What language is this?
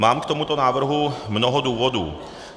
Czech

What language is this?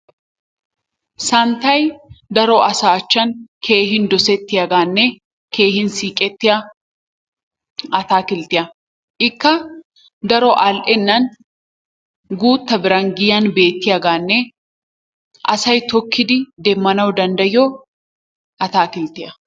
Wolaytta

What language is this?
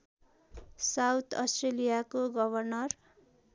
Nepali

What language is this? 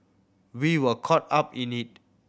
English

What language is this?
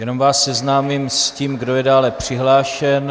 Czech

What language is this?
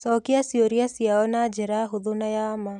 Kikuyu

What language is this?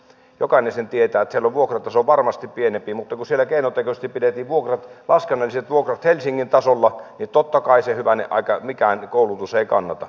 Finnish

